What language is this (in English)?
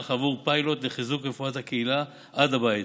Hebrew